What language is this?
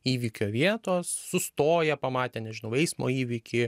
Lithuanian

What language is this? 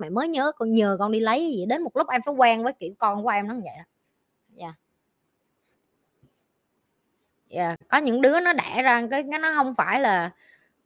Vietnamese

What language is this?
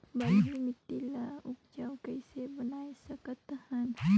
Chhattisgarhi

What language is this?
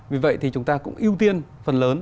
Vietnamese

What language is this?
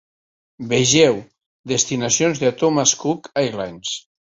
Catalan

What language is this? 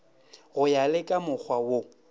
Northern Sotho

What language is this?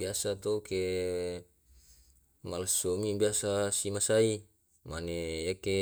Tae'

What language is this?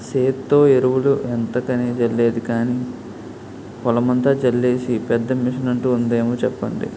Telugu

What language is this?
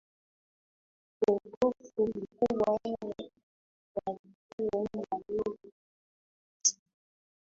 Swahili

